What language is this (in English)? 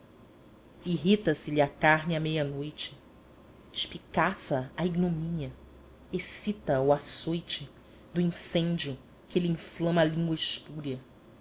Portuguese